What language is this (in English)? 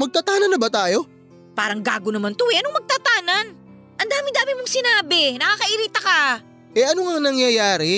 Filipino